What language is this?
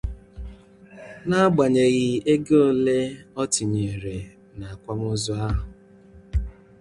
Igbo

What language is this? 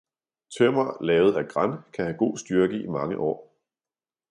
Danish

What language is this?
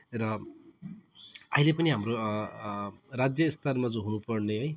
Nepali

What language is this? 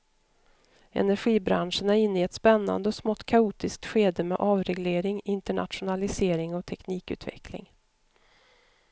Swedish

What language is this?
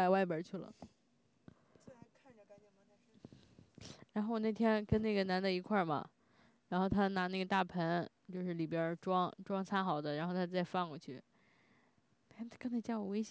Chinese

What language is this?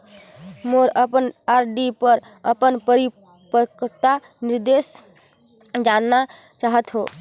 Chhattisgarhi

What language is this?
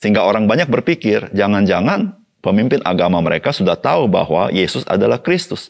Indonesian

